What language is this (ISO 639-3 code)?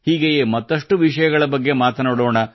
kan